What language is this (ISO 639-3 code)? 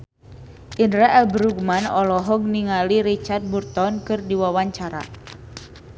sun